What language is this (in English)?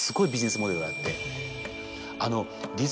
Japanese